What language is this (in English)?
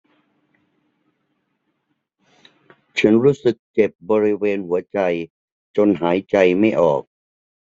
Thai